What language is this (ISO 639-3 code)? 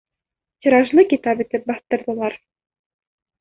bak